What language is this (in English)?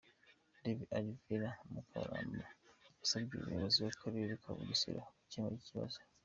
Kinyarwanda